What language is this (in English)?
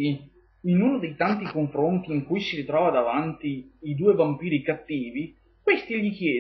Italian